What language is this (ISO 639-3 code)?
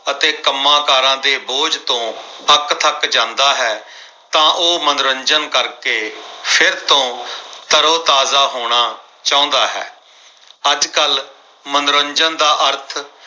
pan